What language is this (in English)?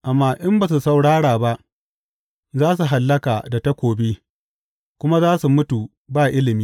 Hausa